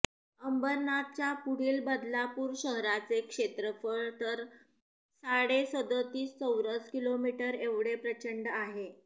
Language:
Marathi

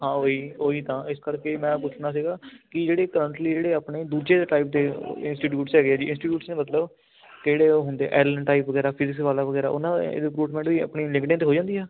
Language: Punjabi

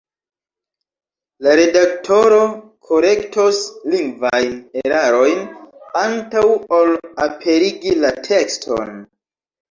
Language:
Esperanto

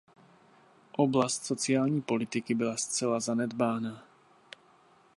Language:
Czech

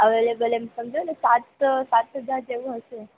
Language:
Gujarati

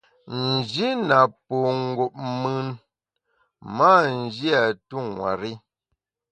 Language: Bamun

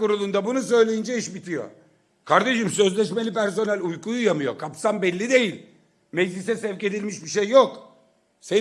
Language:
Turkish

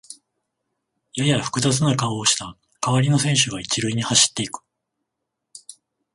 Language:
Japanese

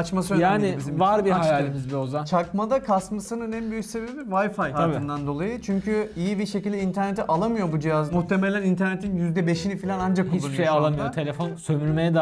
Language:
Turkish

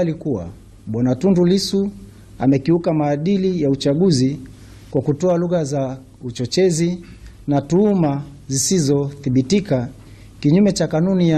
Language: Swahili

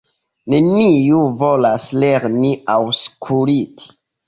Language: Esperanto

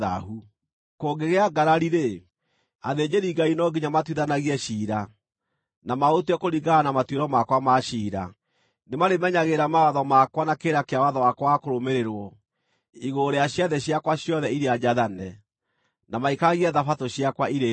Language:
Kikuyu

